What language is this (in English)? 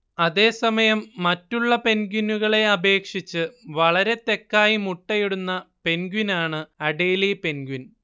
Malayalam